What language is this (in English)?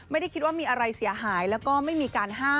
Thai